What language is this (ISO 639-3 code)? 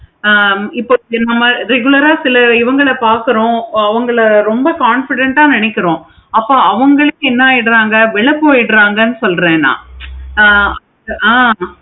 tam